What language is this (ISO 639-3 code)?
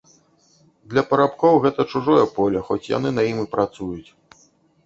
bel